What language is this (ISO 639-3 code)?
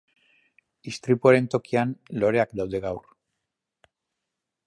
eus